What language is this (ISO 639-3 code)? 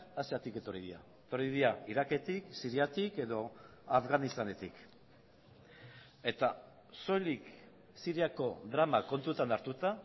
eus